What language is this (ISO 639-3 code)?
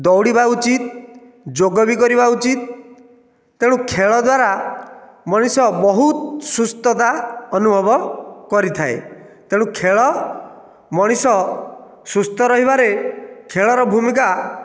ori